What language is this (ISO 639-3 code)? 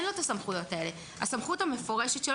heb